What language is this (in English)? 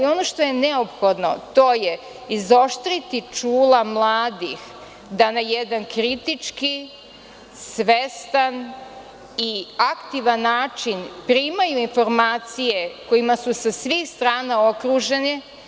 Serbian